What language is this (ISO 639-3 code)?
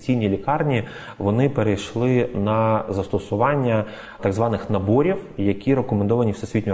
ukr